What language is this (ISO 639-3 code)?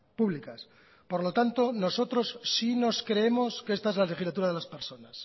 spa